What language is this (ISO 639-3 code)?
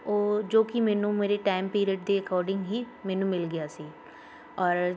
pan